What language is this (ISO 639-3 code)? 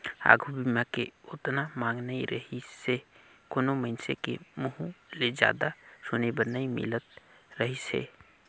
hne